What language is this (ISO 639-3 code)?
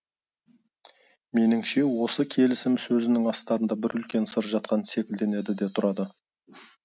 kaz